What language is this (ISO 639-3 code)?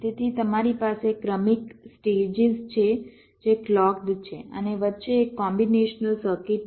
guj